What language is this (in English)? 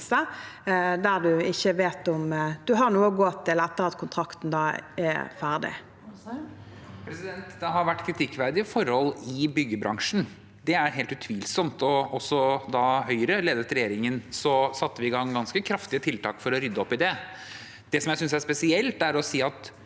Norwegian